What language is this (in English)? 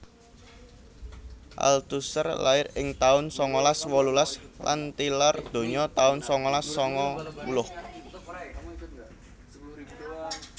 Javanese